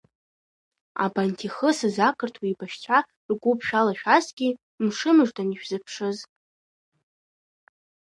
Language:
Abkhazian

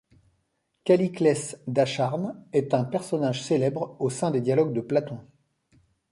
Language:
French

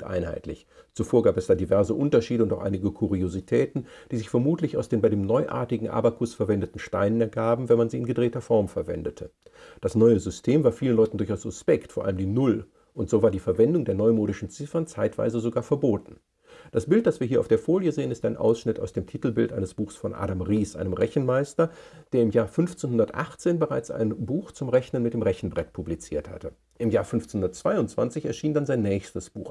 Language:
German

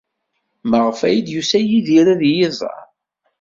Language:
Kabyle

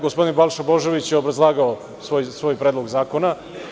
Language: Serbian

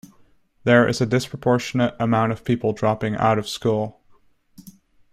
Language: English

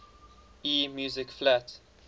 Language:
English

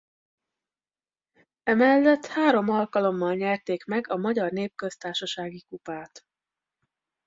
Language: Hungarian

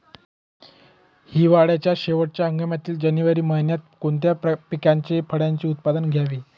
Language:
Marathi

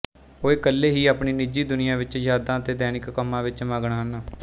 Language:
Punjabi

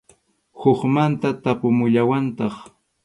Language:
Arequipa-La Unión Quechua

